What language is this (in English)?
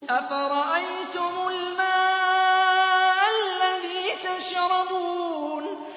Arabic